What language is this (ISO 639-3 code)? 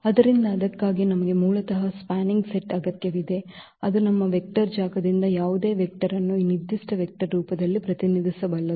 kan